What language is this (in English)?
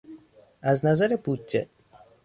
Persian